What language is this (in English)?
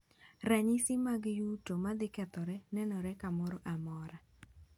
Luo (Kenya and Tanzania)